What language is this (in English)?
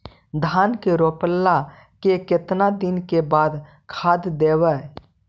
Magahi